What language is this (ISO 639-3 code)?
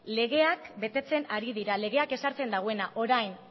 eus